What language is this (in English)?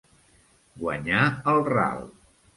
Catalan